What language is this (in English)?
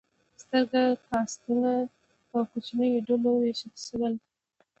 Pashto